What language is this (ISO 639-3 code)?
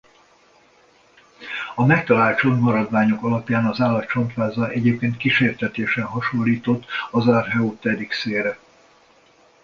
hun